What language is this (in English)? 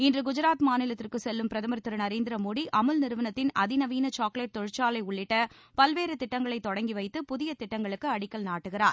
Tamil